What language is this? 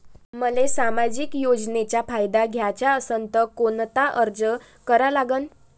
Marathi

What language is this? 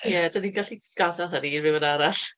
Welsh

